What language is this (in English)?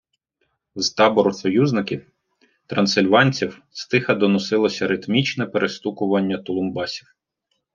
Ukrainian